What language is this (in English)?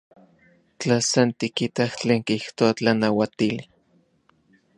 Central Puebla Nahuatl